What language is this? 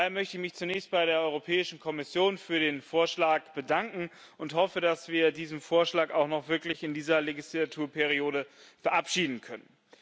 German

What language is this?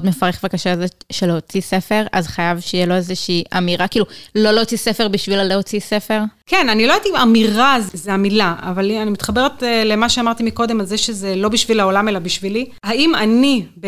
Hebrew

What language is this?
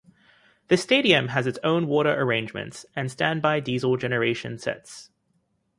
English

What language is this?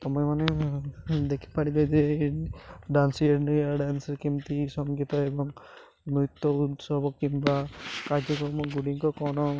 Odia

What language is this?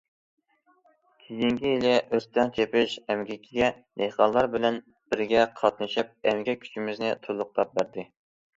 Uyghur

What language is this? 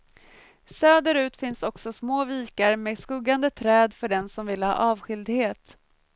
Swedish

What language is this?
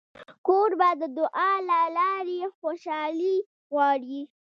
Pashto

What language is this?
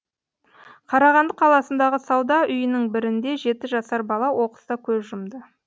Kazakh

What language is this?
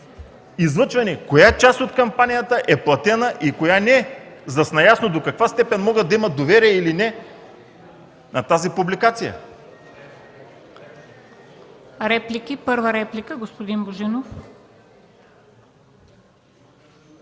Bulgarian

